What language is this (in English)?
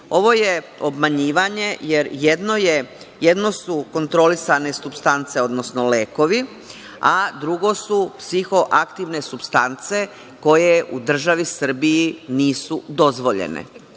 Serbian